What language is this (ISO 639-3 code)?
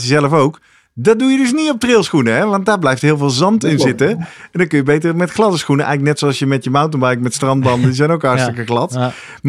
nld